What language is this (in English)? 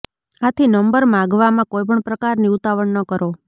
Gujarati